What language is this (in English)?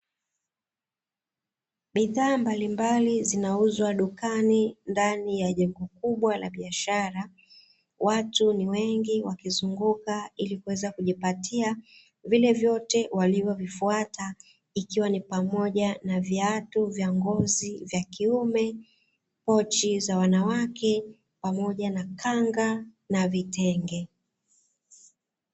Swahili